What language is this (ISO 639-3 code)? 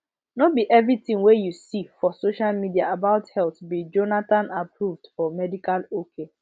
pcm